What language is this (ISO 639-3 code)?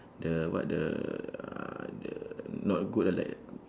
eng